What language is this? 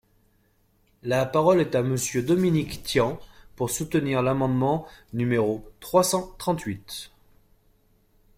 French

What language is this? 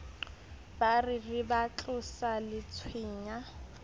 Southern Sotho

